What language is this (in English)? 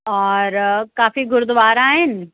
Sindhi